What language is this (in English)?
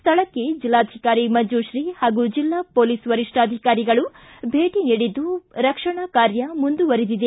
Kannada